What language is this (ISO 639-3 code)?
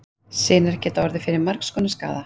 isl